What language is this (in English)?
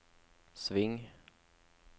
Norwegian